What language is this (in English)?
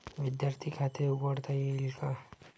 Marathi